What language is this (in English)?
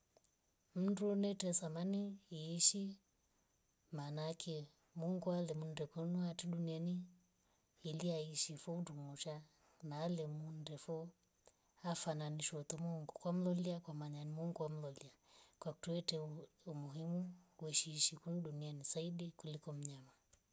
Rombo